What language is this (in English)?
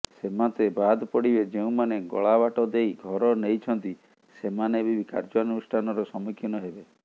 Odia